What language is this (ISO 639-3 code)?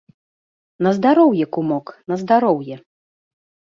bel